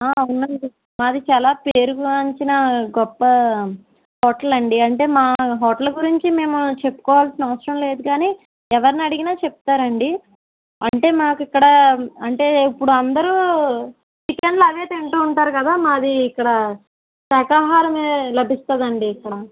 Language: Telugu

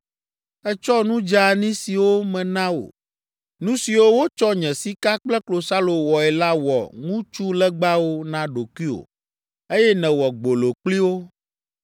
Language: Ewe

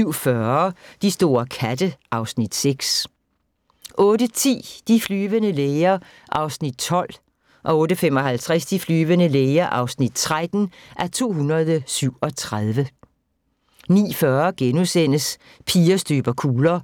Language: Danish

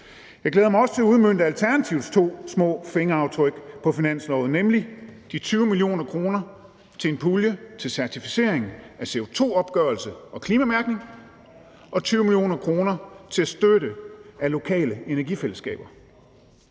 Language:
Danish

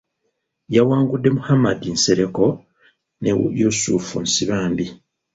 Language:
Ganda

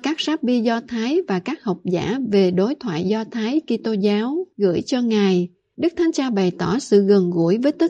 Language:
Vietnamese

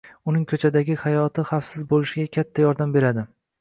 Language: Uzbek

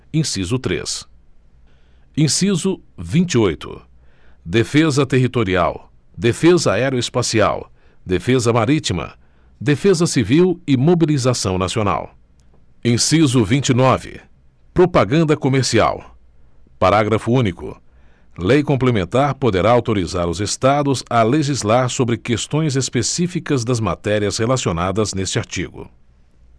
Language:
Portuguese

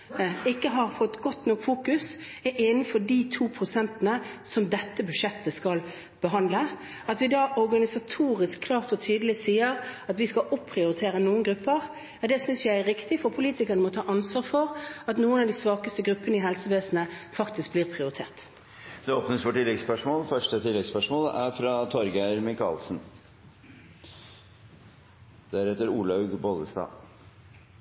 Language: Norwegian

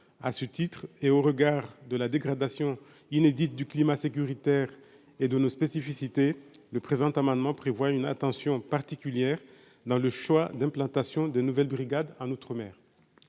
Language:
French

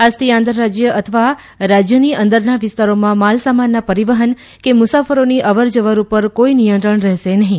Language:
Gujarati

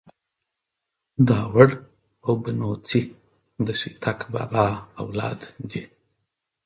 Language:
Pashto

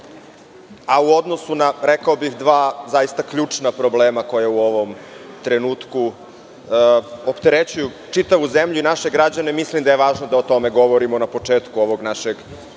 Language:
Serbian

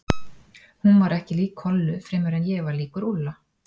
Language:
Icelandic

